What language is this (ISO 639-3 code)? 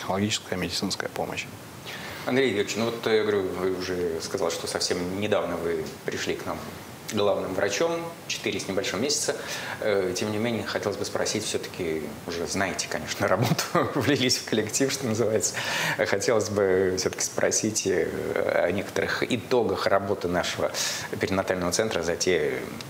rus